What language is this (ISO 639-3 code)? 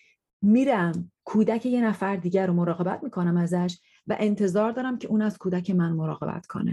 fas